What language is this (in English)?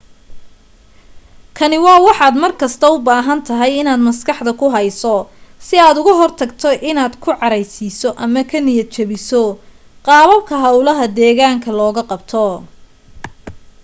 Somali